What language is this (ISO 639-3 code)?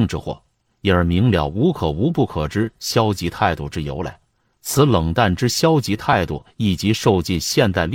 zho